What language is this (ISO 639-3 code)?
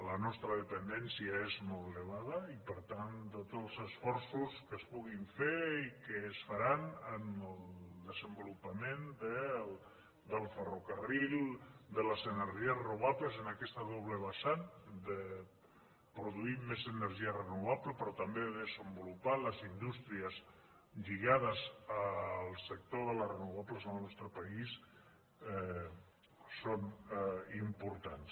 cat